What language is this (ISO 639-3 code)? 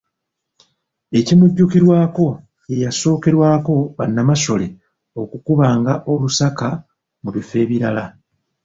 lug